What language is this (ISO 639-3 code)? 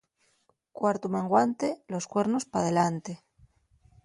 ast